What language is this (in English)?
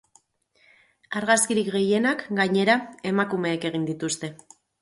Basque